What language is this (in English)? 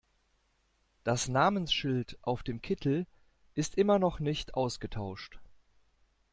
German